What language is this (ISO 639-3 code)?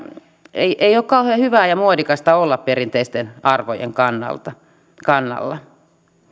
fin